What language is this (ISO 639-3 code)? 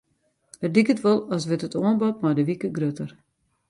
fry